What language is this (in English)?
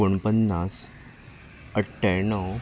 Konkani